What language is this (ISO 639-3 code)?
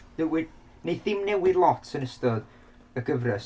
cym